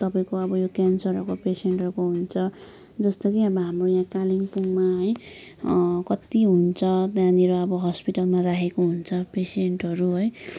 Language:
Nepali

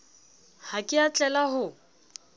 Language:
Southern Sotho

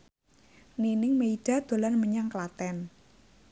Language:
Javanese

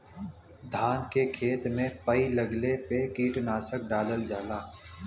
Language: Bhojpuri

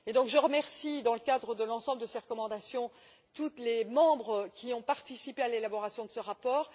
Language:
French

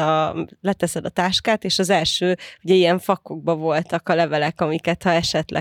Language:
Hungarian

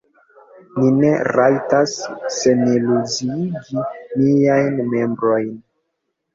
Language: Esperanto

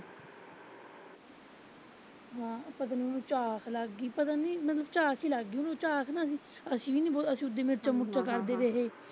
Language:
Punjabi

